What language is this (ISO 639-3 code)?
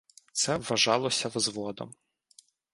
ukr